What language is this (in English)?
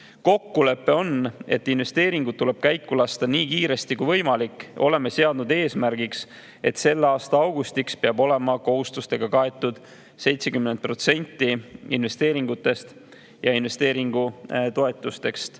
Estonian